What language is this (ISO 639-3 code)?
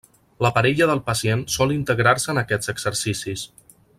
cat